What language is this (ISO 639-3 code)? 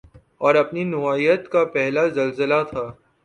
urd